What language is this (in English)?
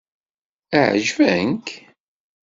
Kabyle